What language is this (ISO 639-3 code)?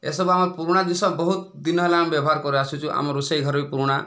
ori